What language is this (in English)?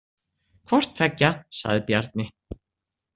Icelandic